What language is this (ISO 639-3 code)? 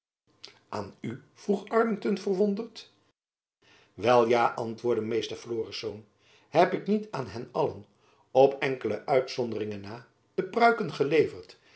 nld